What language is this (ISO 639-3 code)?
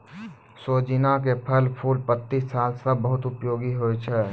mai